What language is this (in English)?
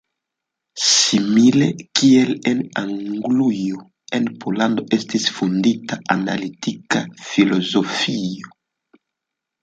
Esperanto